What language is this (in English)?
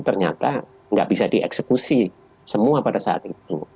Indonesian